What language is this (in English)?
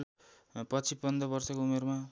Nepali